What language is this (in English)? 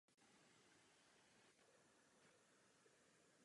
Czech